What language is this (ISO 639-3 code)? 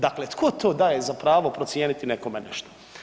hrv